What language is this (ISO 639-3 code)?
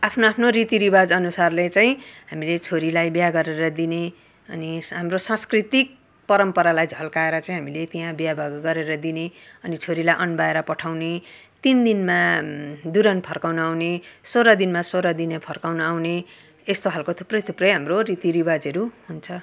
nep